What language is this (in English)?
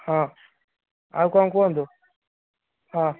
Odia